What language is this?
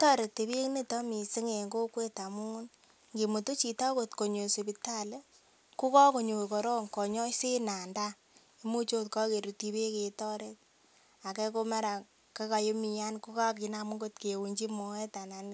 Kalenjin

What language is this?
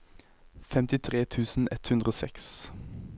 Norwegian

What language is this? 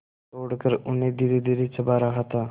Hindi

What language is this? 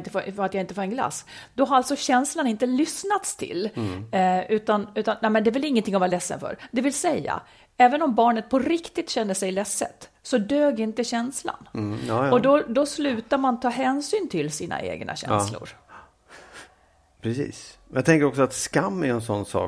Swedish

